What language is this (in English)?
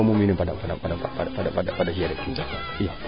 Serer